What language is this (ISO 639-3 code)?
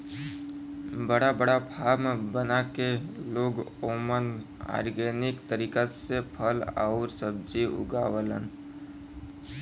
bho